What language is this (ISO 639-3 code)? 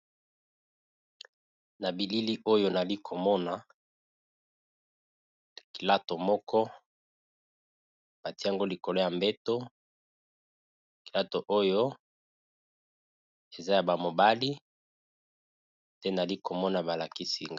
lin